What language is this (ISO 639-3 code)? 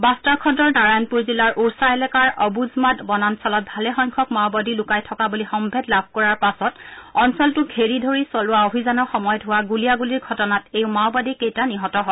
asm